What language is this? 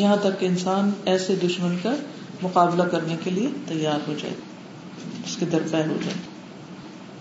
Urdu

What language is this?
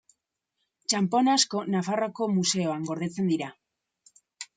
Basque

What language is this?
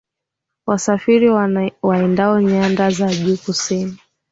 Swahili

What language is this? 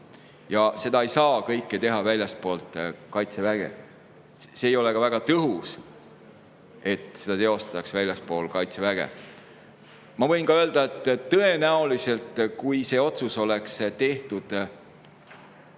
Estonian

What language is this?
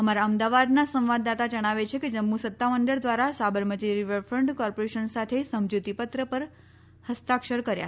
Gujarati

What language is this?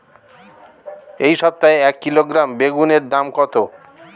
Bangla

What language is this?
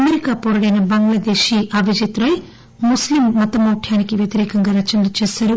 Telugu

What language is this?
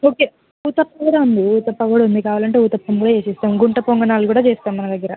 Telugu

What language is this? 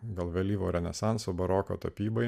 Lithuanian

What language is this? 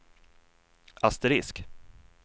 Swedish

